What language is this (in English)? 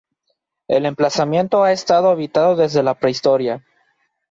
Spanish